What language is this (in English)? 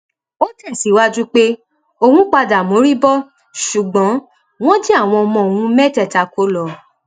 Yoruba